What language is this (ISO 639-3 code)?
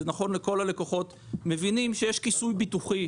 heb